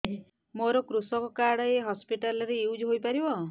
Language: Odia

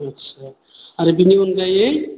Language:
Bodo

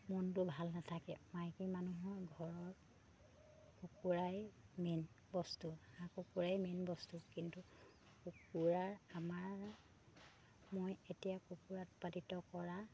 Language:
Assamese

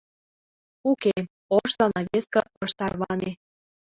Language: Mari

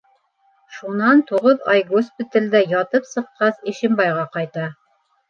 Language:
Bashkir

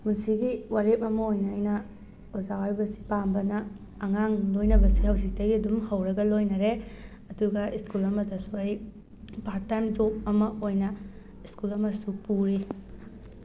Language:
Manipuri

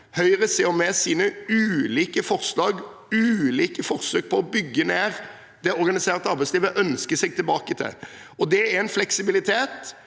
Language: Norwegian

